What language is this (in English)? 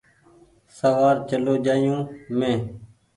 Goaria